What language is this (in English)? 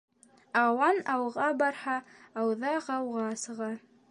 Bashkir